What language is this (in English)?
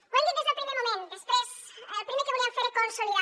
Catalan